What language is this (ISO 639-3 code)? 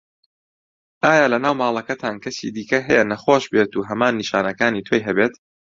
ckb